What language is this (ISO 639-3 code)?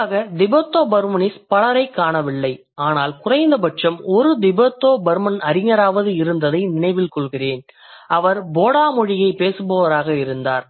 tam